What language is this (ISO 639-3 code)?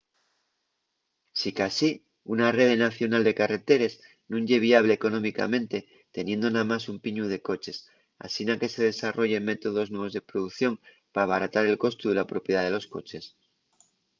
ast